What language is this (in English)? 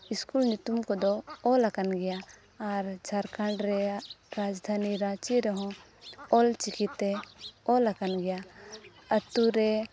Santali